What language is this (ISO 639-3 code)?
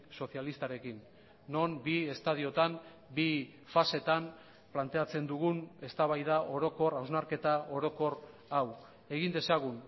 eus